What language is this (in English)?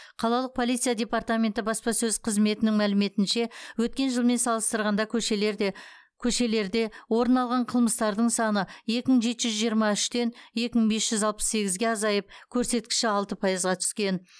Kazakh